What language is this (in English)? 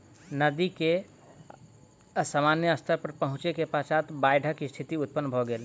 Maithili